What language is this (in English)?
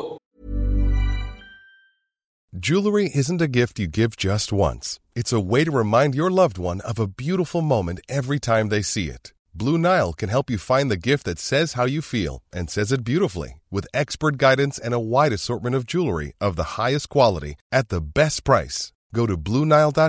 Urdu